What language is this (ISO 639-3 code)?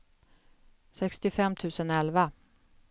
swe